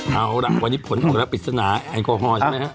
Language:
Thai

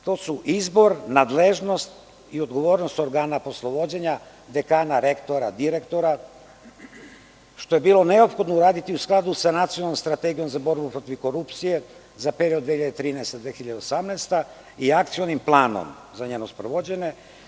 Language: Serbian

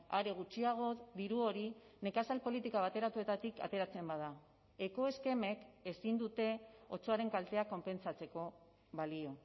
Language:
Basque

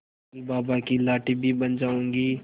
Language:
Hindi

